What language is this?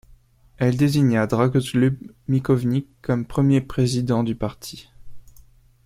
French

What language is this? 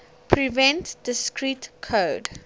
English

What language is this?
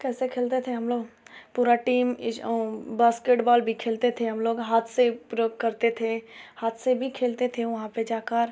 Hindi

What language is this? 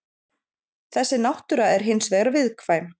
Icelandic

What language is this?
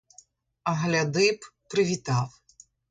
Ukrainian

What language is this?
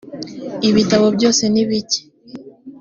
Kinyarwanda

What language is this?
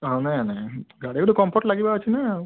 Odia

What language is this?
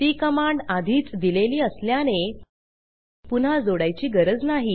Marathi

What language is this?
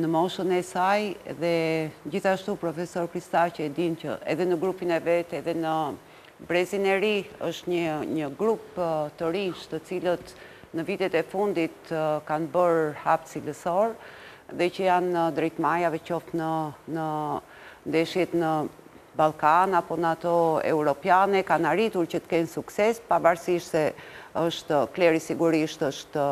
Romanian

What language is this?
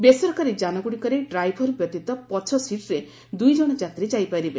Odia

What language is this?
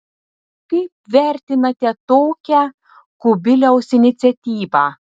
Lithuanian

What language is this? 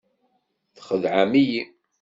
Kabyle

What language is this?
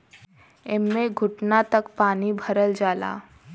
Bhojpuri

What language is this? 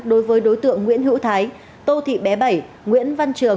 Vietnamese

